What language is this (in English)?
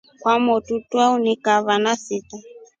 Rombo